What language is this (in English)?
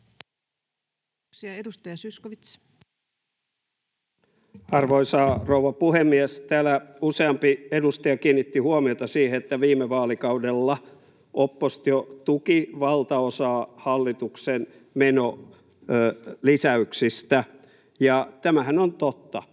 Finnish